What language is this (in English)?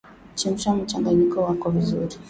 Swahili